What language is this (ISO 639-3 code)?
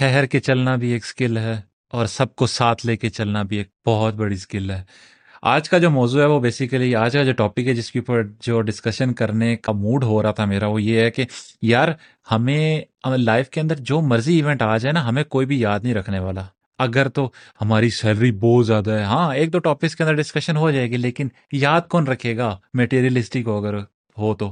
urd